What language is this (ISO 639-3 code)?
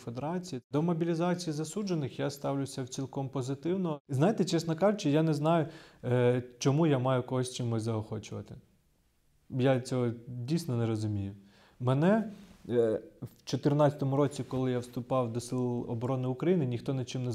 ukr